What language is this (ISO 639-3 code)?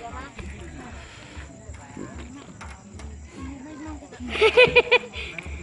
ind